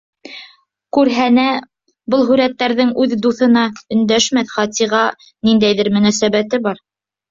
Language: Bashkir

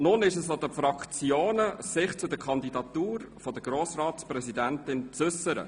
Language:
Swiss German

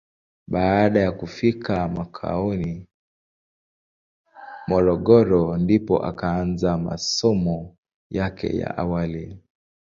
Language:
Swahili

